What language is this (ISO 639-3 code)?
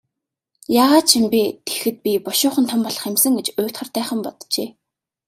mon